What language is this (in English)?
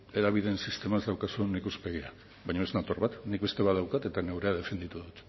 Basque